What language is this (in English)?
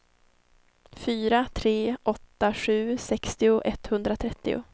Swedish